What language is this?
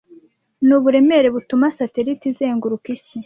Kinyarwanda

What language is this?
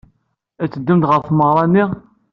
Kabyle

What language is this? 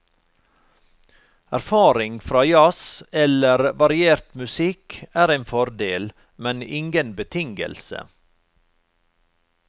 Norwegian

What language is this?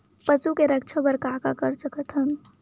Chhattisgarhi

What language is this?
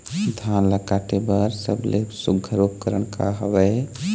Chhattisgarhi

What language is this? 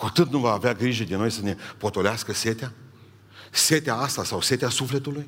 Romanian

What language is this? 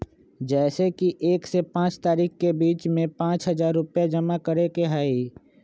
Magahi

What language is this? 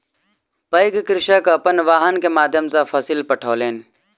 Maithili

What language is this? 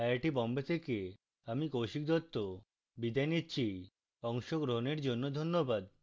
Bangla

